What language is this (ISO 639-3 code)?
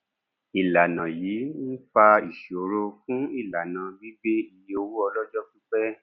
yor